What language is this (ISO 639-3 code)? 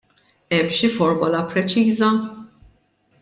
mlt